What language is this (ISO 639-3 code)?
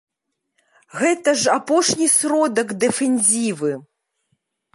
bel